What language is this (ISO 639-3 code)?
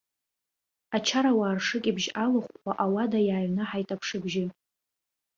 abk